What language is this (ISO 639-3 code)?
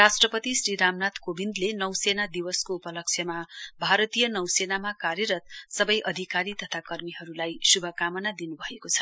nep